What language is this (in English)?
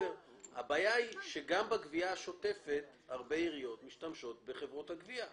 Hebrew